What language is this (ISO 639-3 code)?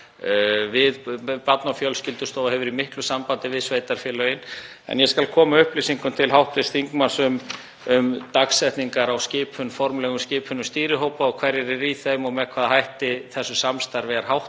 isl